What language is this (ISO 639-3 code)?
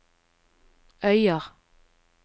nor